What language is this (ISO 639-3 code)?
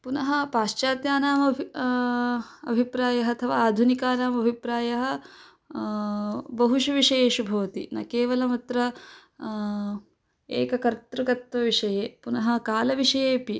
san